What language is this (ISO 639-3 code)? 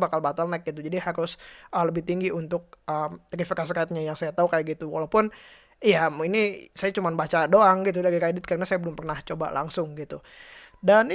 ind